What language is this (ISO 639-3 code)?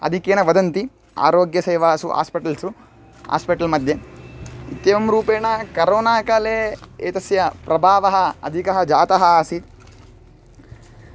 san